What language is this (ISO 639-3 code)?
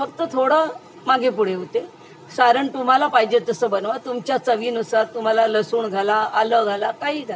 mar